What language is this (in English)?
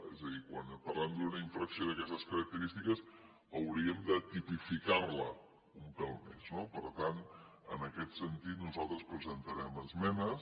Catalan